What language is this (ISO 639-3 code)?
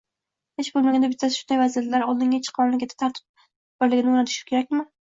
uzb